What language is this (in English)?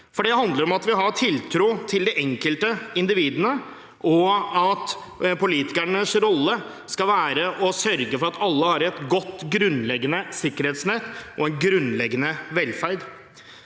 Norwegian